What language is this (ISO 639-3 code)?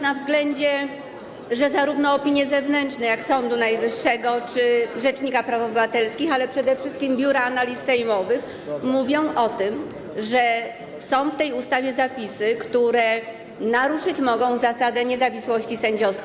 pol